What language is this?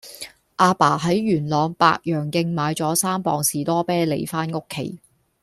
Cantonese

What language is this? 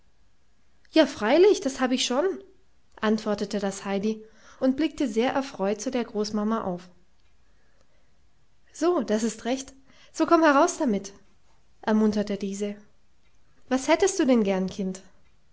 German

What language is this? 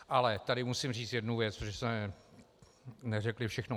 Czech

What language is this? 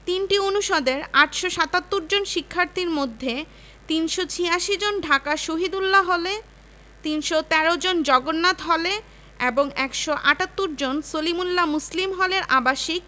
Bangla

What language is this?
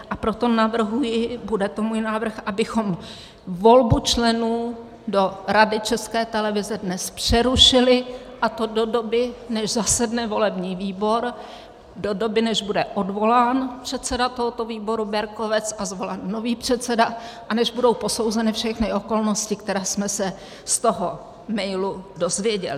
Czech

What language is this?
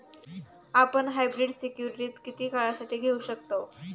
Marathi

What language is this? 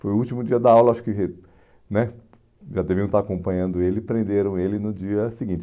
Portuguese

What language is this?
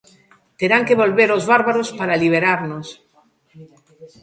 Galician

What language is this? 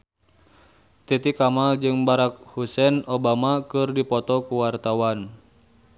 Sundanese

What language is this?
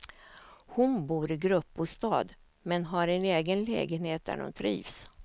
Swedish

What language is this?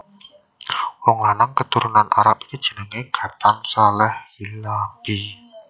Javanese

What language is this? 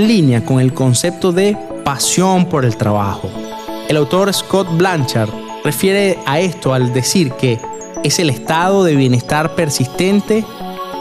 Spanish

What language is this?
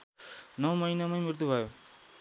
Nepali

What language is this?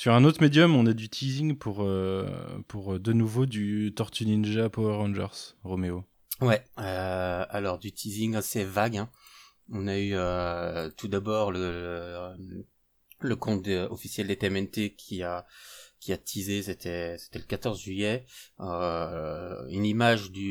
French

